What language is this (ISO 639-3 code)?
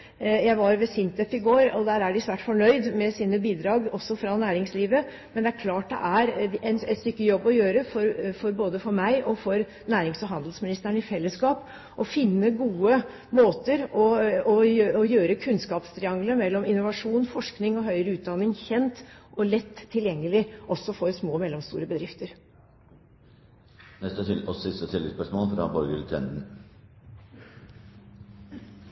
nor